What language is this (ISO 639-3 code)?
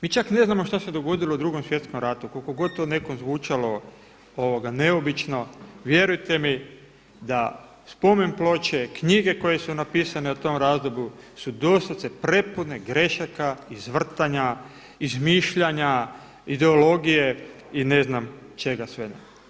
hrv